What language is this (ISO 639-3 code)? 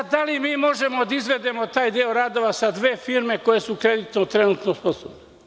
srp